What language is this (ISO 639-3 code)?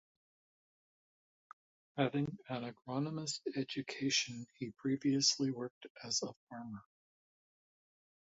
eng